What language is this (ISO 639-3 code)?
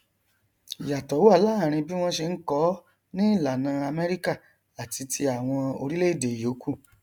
yor